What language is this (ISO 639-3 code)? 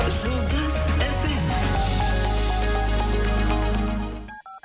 kaz